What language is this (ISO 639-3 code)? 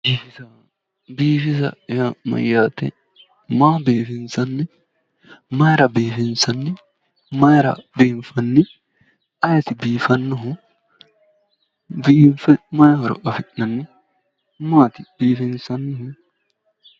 sid